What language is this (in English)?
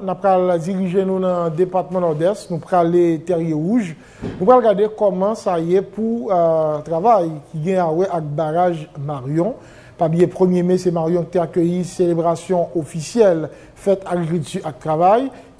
French